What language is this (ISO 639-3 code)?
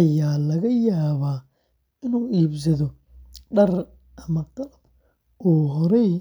som